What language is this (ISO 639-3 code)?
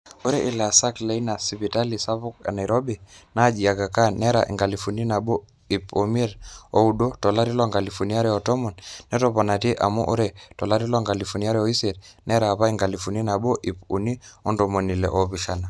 mas